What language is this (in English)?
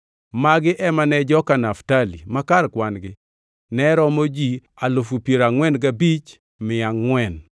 Luo (Kenya and Tanzania)